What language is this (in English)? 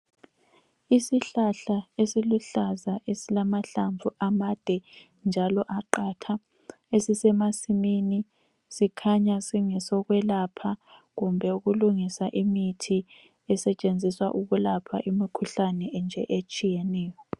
North Ndebele